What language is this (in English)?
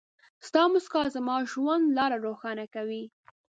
Pashto